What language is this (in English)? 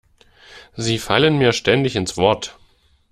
German